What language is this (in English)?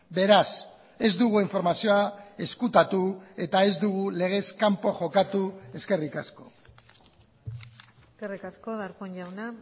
Basque